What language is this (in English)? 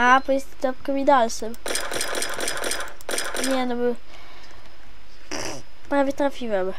Polish